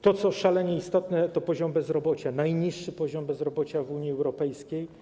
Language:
Polish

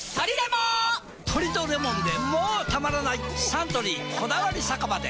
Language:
Japanese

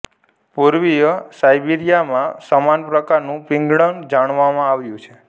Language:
Gujarati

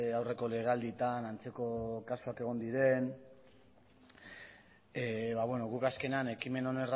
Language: Basque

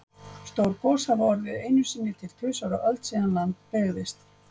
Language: Icelandic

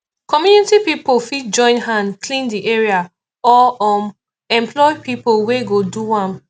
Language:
Nigerian Pidgin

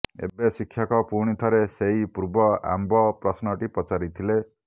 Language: Odia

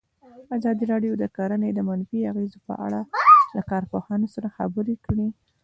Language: Pashto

